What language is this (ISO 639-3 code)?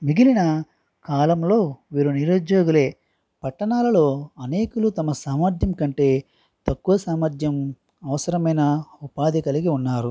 tel